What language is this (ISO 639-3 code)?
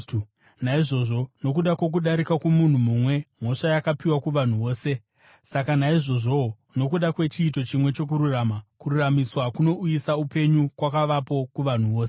sna